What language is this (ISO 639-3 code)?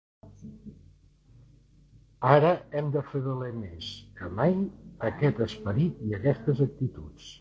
cat